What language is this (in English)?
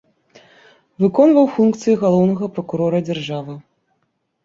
Belarusian